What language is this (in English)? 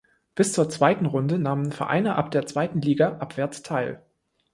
German